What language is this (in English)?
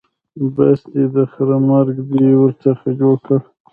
Pashto